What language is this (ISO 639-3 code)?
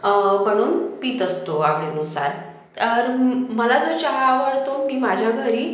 mar